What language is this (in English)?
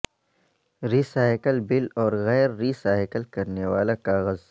Urdu